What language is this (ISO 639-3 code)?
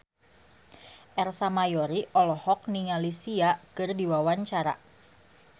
sun